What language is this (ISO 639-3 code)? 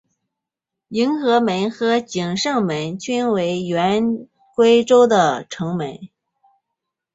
zho